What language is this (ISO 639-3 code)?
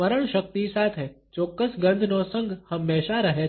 guj